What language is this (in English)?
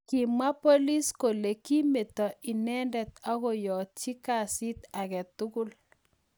Kalenjin